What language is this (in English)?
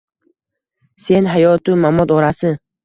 Uzbek